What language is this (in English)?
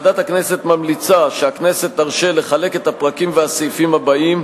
Hebrew